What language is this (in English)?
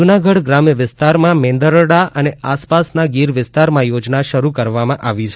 Gujarati